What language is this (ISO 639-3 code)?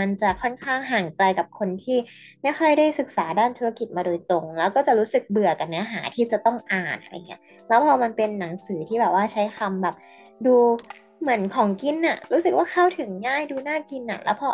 tha